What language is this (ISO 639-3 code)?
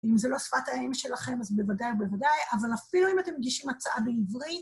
heb